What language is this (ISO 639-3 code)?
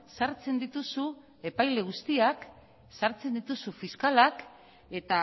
eus